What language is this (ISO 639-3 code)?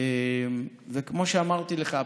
heb